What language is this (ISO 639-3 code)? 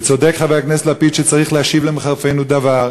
heb